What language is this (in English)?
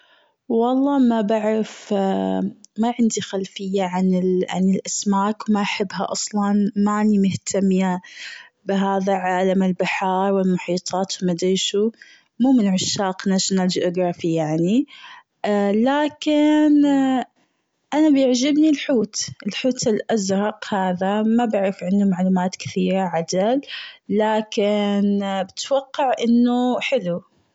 Gulf Arabic